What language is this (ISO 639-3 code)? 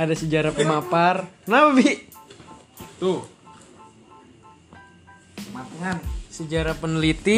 ind